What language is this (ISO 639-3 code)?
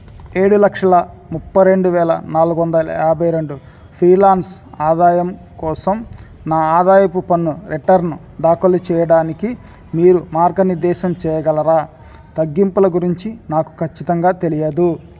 tel